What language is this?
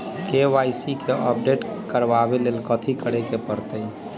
Magahi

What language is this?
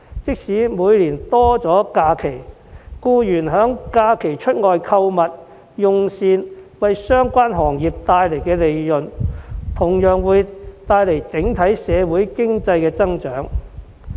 Cantonese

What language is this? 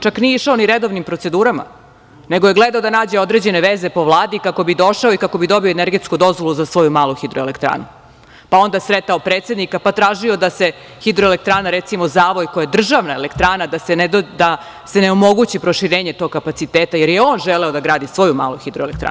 Serbian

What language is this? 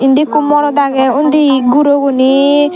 Chakma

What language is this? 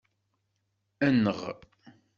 Kabyle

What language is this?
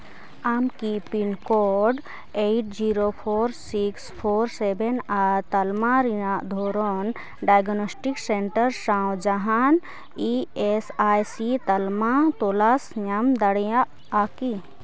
Santali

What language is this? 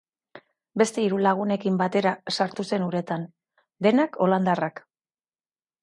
Basque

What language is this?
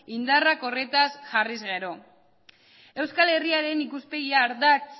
Basque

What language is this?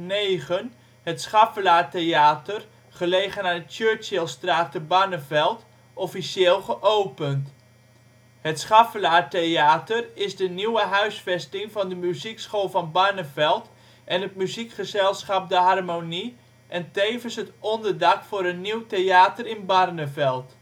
Dutch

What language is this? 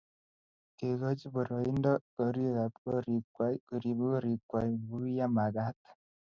Kalenjin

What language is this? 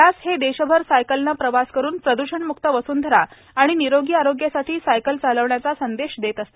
Marathi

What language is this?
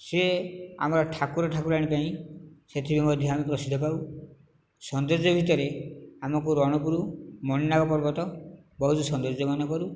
Odia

